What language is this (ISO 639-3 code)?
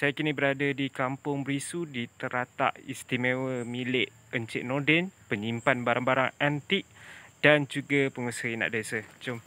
msa